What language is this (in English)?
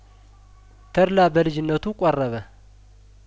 Amharic